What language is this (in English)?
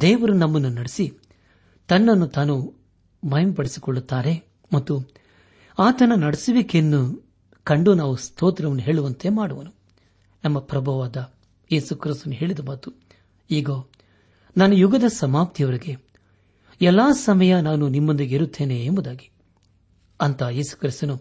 Kannada